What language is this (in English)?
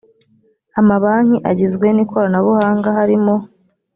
Kinyarwanda